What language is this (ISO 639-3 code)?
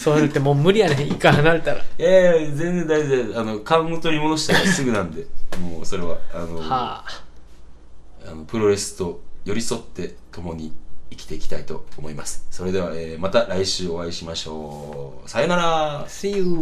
jpn